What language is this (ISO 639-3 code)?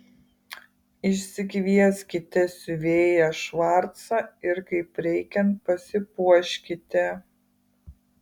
lit